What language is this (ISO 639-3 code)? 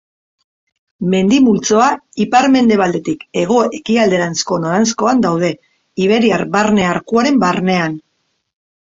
eus